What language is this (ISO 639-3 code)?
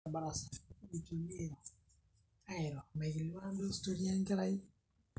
mas